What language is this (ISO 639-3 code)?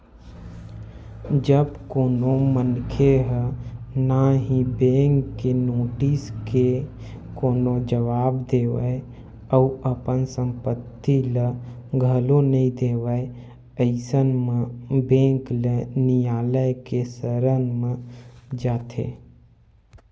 hne